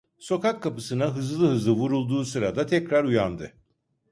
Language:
Turkish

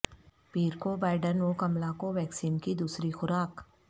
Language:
Urdu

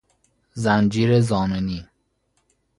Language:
Persian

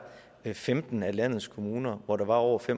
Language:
Danish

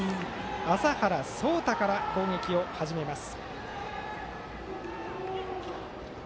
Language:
Japanese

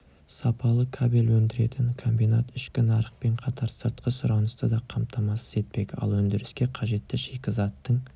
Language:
Kazakh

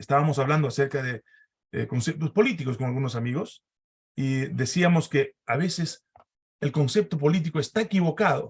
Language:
Spanish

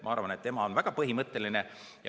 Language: Estonian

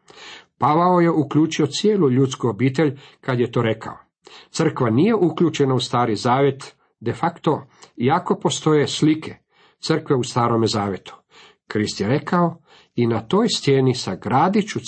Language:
Croatian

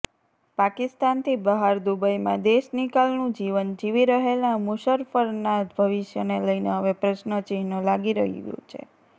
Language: Gujarati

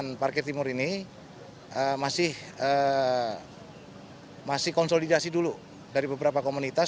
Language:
Indonesian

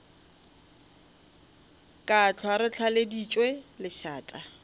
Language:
Northern Sotho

